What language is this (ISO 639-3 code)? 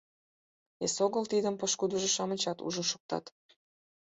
chm